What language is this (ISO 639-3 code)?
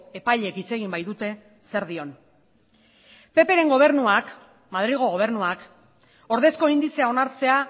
eus